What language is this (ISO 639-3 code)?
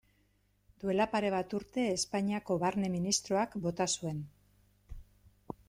eus